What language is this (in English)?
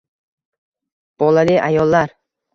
Uzbek